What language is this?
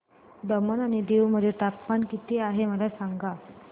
Marathi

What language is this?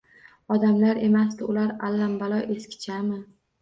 Uzbek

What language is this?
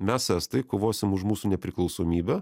Lithuanian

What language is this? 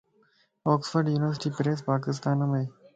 Lasi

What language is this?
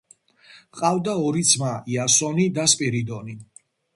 Georgian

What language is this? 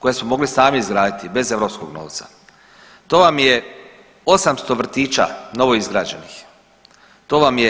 Croatian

